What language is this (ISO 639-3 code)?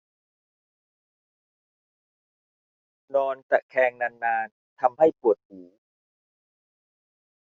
tha